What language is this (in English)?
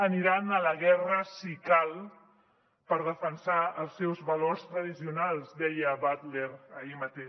Catalan